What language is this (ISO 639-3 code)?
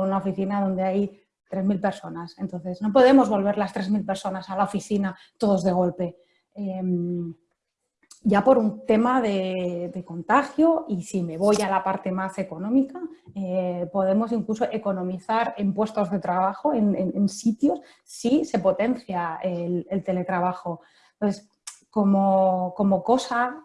spa